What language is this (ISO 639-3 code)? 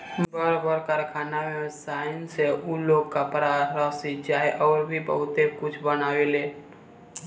bho